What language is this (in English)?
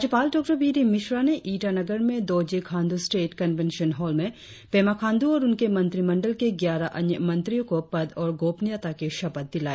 Hindi